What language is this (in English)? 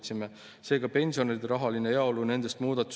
Estonian